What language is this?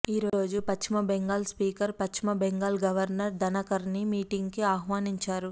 Telugu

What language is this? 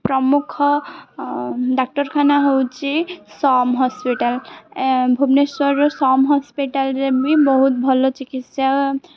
Odia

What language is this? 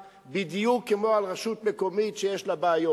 Hebrew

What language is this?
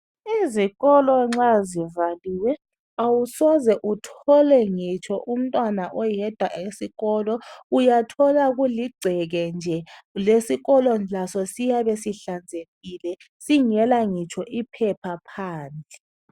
North Ndebele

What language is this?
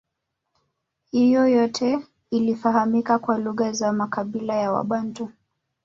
Swahili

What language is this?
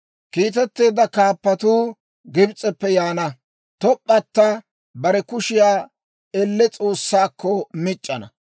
Dawro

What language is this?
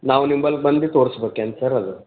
Kannada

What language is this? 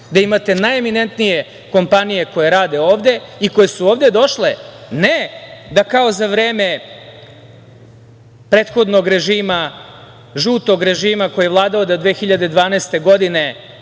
Serbian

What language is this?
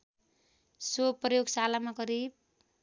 Nepali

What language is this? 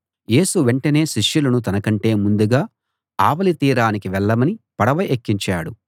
Telugu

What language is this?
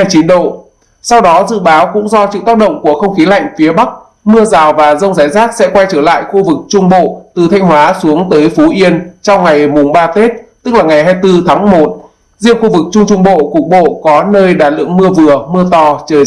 Vietnamese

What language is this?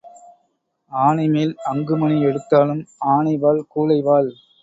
Tamil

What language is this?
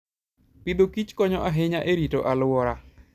Luo (Kenya and Tanzania)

